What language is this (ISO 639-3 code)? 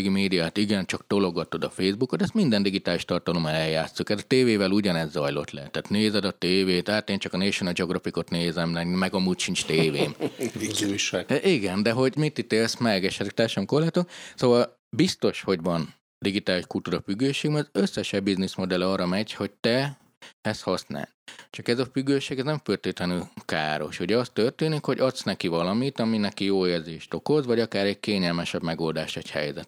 hun